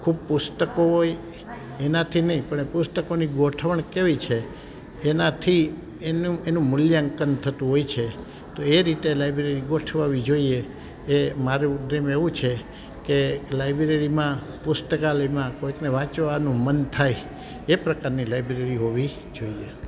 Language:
Gujarati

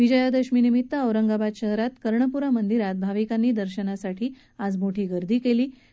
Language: Marathi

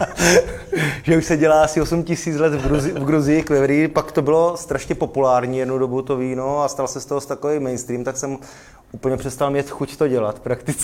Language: Czech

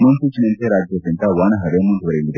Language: Kannada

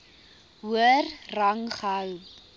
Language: Afrikaans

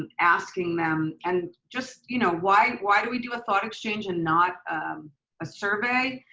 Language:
English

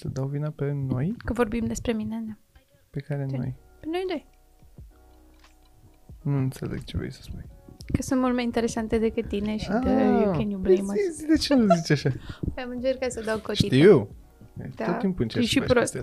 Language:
Romanian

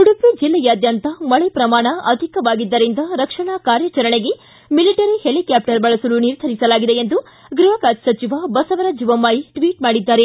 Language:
Kannada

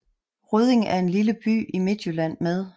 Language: Danish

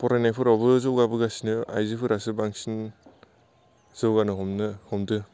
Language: Bodo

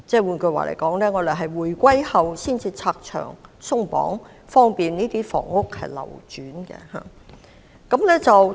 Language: Cantonese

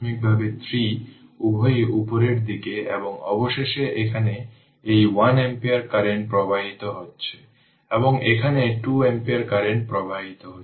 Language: Bangla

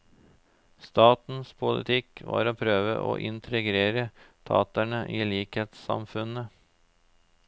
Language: Norwegian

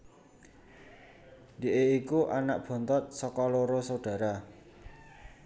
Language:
Javanese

